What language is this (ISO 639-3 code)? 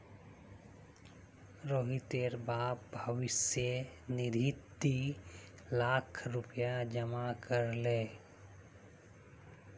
mag